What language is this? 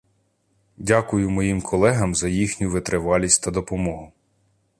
Ukrainian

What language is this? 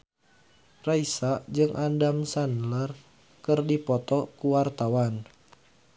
Sundanese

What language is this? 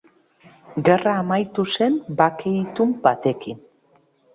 Basque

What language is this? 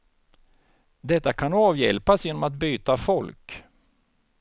Swedish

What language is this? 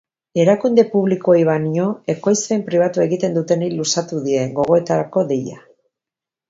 Basque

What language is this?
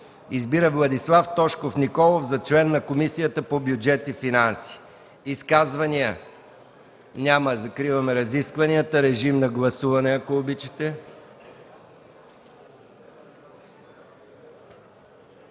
Bulgarian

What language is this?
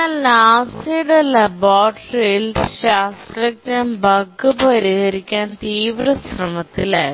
Malayalam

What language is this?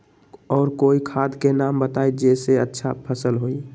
Magahi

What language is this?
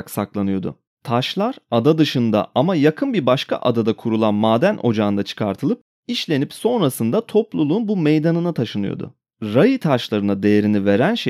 Turkish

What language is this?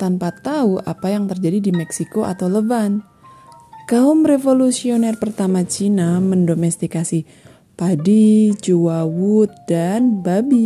Indonesian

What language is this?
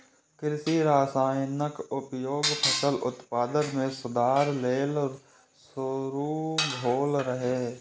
Maithili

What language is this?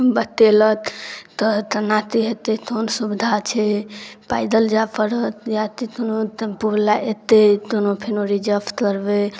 Maithili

